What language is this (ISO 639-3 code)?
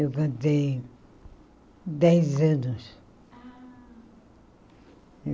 por